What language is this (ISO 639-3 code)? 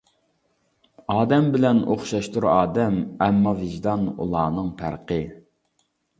uig